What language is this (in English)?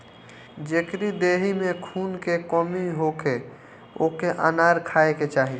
Bhojpuri